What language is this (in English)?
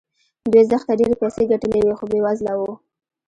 Pashto